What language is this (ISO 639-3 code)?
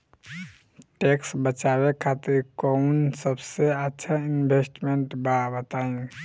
bho